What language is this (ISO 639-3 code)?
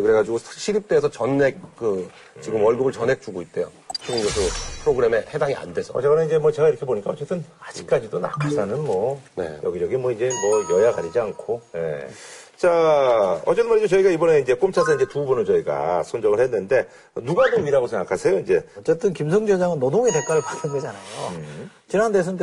kor